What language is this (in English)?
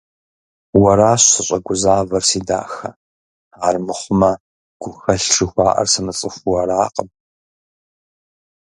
Kabardian